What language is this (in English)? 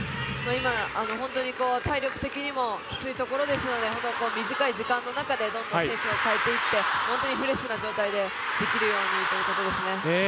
Japanese